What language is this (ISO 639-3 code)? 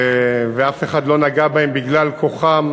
heb